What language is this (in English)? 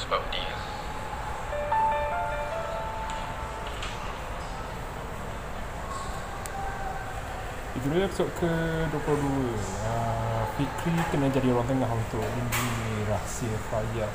Malay